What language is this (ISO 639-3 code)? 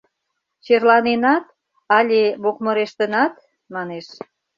chm